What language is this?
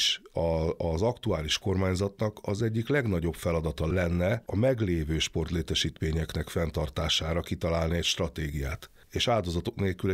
Hungarian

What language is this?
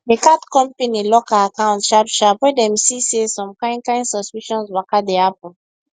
Nigerian Pidgin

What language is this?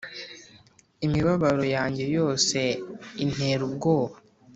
Kinyarwanda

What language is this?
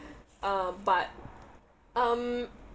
English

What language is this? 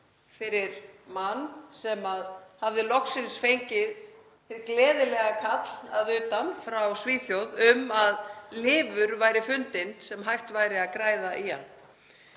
Icelandic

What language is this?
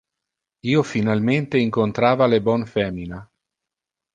Interlingua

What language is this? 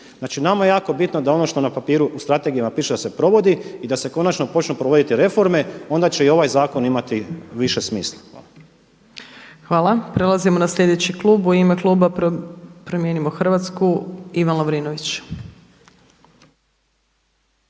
Croatian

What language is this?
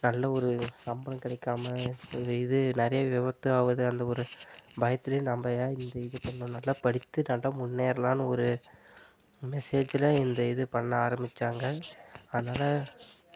Tamil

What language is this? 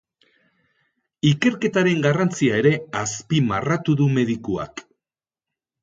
Basque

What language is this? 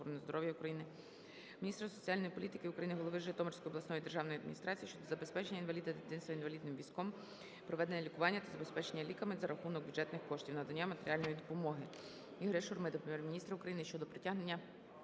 Ukrainian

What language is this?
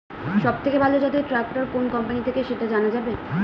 Bangla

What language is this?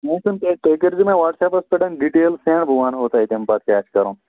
Kashmiri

